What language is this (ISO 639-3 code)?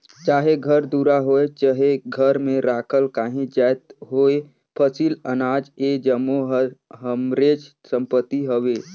hne